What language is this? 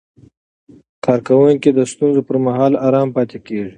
Pashto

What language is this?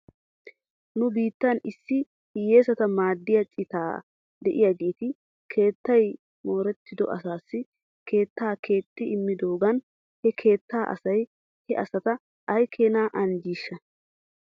Wolaytta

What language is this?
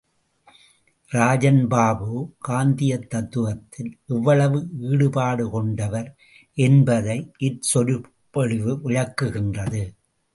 Tamil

